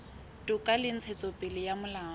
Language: Southern Sotho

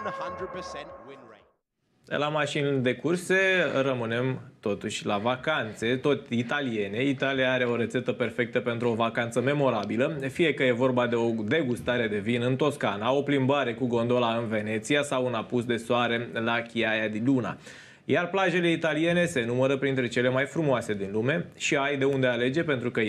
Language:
Romanian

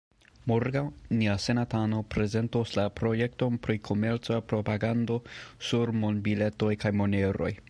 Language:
Esperanto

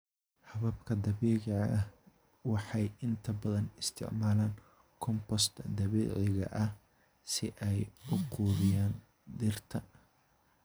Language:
Somali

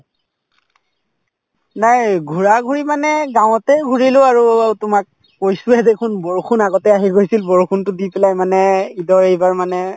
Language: Assamese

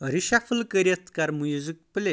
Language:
Kashmiri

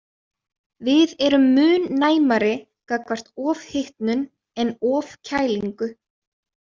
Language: Icelandic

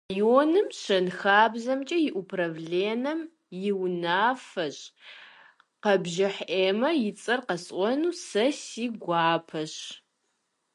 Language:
Kabardian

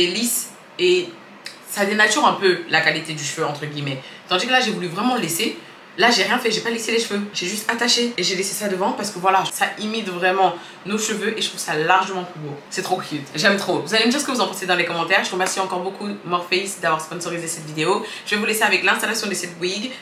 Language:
French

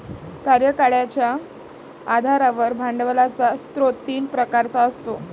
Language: Marathi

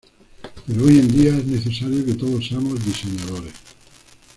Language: Spanish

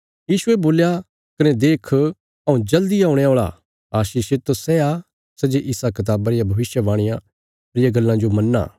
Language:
Bilaspuri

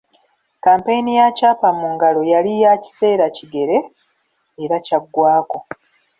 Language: Ganda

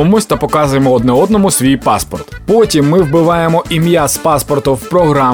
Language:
Ukrainian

